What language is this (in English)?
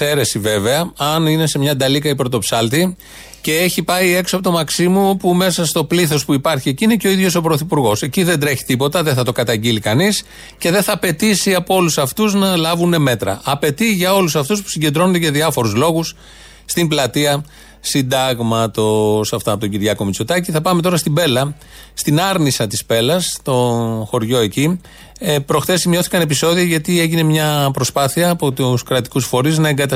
Greek